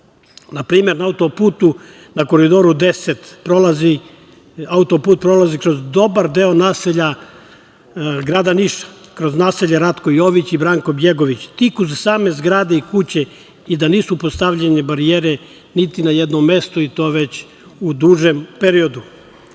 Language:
Serbian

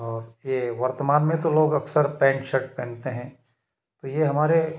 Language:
Hindi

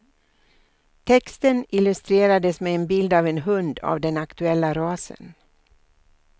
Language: Swedish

